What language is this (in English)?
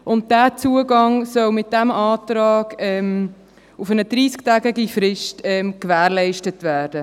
Swiss German